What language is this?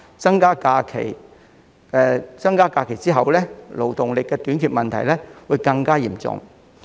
Cantonese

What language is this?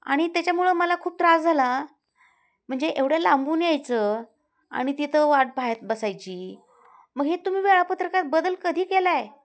Marathi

